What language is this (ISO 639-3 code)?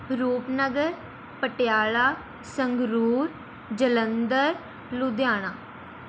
pan